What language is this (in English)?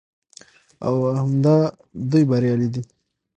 Pashto